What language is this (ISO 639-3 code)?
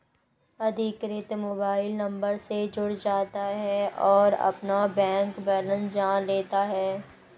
hin